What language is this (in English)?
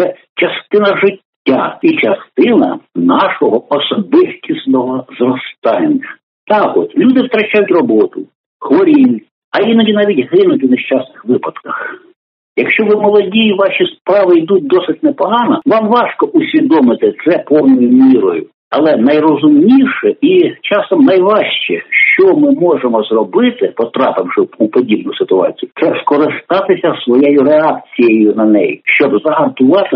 Ukrainian